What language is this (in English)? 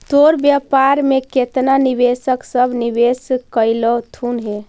Magahi